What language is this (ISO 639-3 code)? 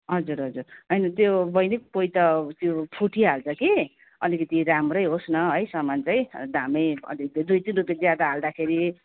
nep